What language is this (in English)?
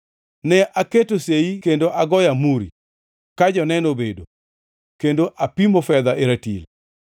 Luo (Kenya and Tanzania)